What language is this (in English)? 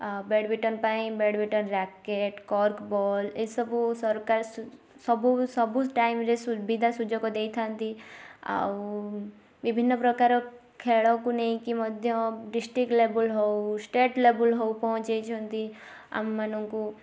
Odia